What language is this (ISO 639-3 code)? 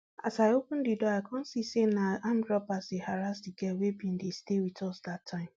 pcm